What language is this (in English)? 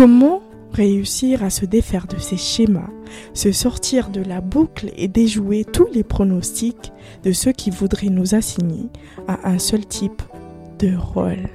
French